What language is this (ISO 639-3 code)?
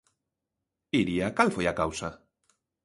glg